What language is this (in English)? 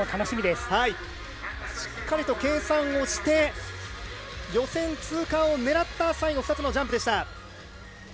Japanese